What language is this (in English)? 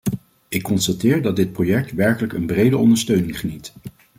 Dutch